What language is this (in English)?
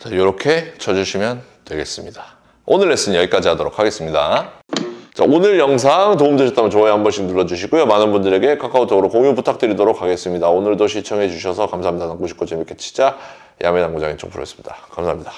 Korean